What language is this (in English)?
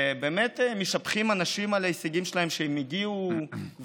Hebrew